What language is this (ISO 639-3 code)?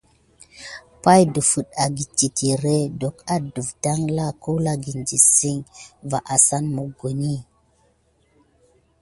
gid